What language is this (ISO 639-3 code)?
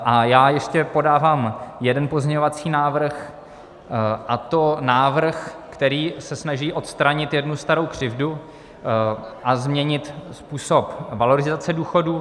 ces